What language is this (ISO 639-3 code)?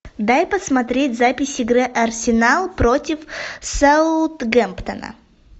rus